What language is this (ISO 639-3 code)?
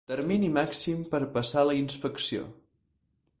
cat